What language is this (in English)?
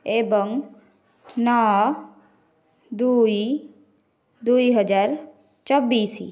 Odia